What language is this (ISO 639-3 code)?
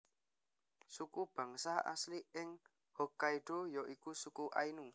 jav